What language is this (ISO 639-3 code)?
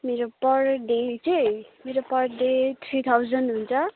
nep